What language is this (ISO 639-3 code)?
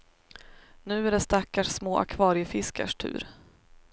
swe